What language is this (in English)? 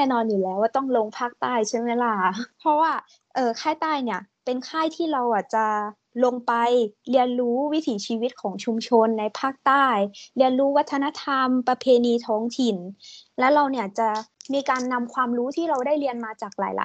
Thai